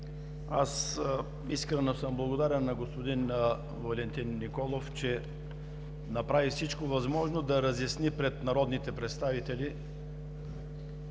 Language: Bulgarian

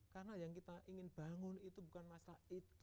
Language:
Indonesian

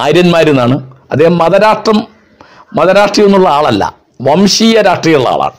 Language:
Malayalam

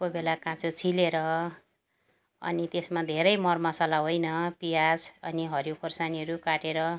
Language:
Nepali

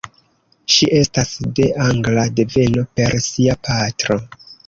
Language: Esperanto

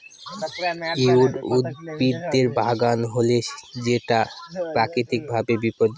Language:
Bangla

